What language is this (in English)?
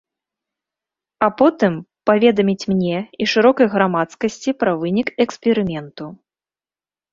Belarusian